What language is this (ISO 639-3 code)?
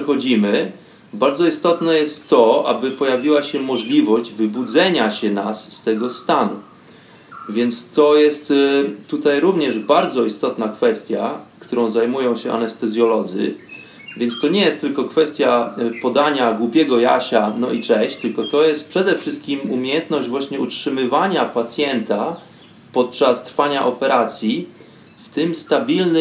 pol